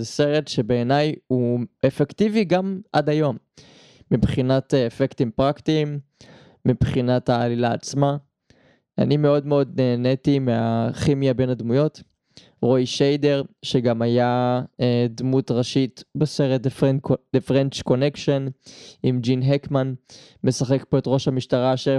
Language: Hebrew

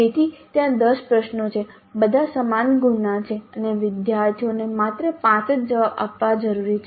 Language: Gujarati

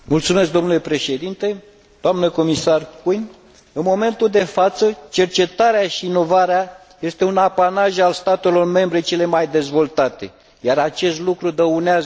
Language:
Romanian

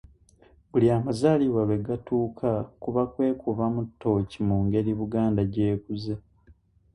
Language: Ganda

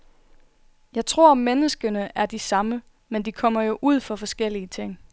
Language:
Danish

